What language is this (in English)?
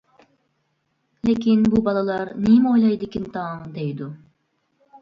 Uyghur